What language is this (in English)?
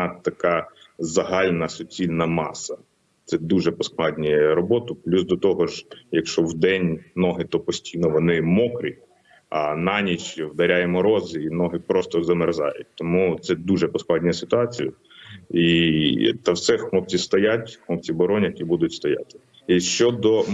Ukrainian